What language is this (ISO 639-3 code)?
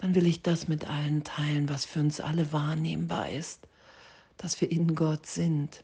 deu